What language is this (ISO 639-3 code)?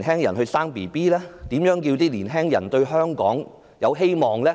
yue